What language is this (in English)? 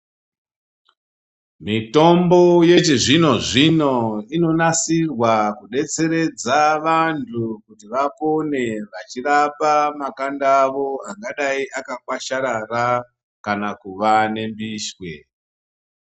Ndau